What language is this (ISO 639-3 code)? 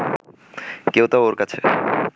ben